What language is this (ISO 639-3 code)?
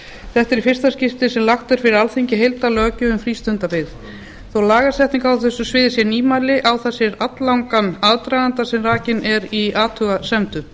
isl